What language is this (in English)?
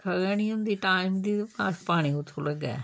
Dogri